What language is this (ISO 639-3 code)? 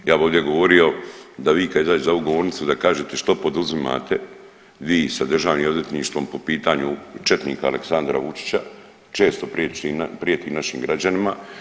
hrv